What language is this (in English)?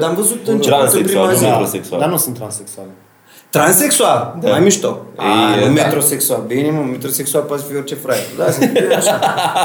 Romanian